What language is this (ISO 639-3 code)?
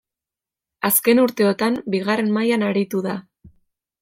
eus